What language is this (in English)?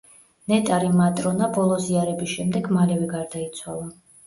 Georgian